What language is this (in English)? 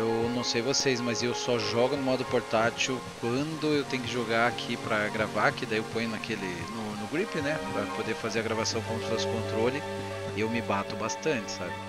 Portuguese